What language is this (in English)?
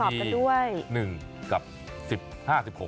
Thai